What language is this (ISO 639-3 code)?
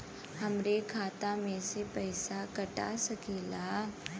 bho